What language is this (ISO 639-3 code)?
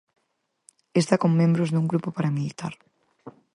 glg